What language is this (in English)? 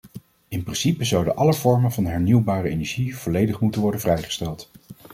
Dutch